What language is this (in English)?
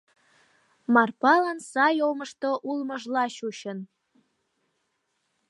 Mari